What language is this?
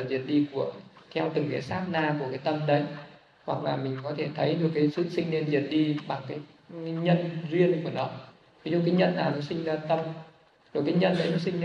Vietnamese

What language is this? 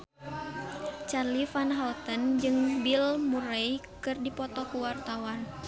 Sundanese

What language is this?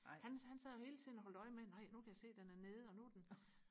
Danish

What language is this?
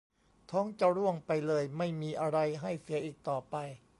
Thai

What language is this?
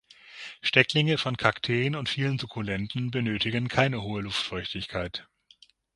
German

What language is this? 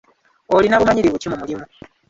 Ganda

